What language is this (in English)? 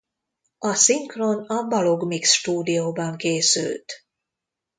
Hungarian